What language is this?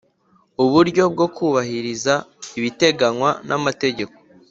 Kinyarwanda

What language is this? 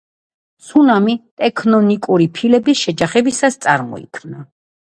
Georgian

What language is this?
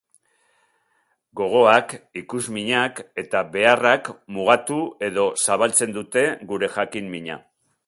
Basque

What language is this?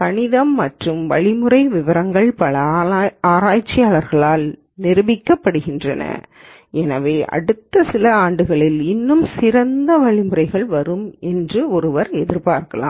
Tamil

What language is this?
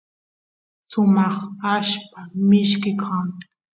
Santiago del Estero Quichua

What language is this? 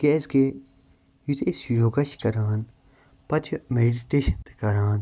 Kashmiri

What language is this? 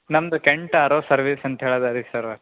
Kannada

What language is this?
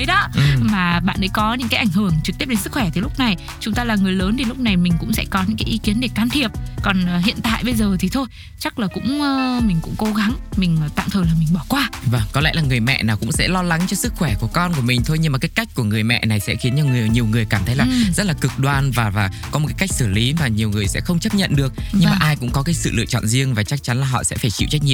Vietnamese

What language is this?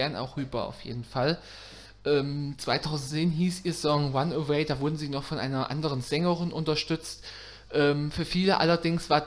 German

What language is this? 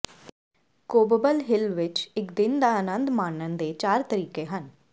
Punjabi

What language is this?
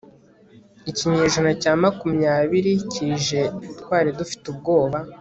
Kinyarwanda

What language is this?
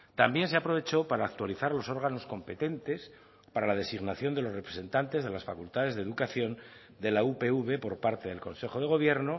Spanish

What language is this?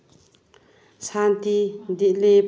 Manipuri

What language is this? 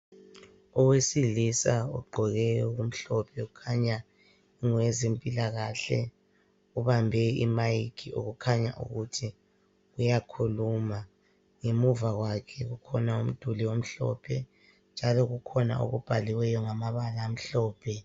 North Ndebele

